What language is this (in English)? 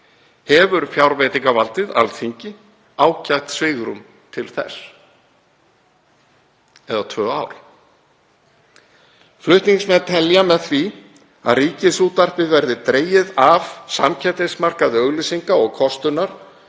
Icelandic